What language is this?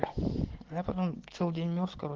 Russian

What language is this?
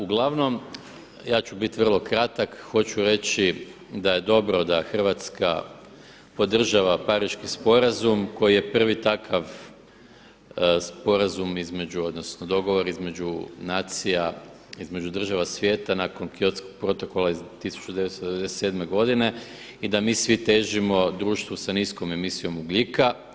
Croatian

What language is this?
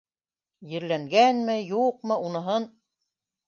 Bashkir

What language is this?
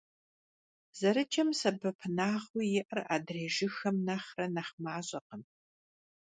Kabardian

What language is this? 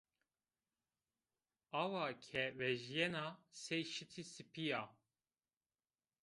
Zaza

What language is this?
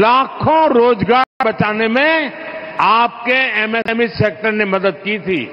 Hindi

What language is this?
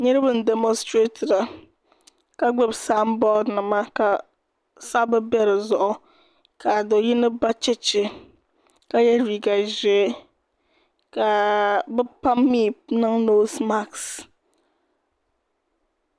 Dagbani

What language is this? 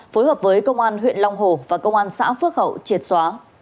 Vietnamese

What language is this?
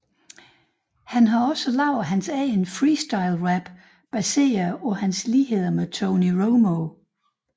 Danish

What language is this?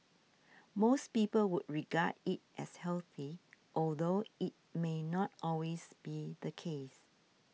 English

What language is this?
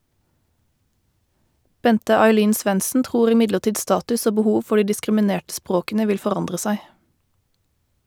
Norwegian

